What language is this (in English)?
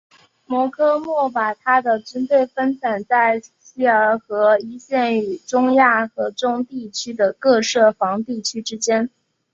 Chinese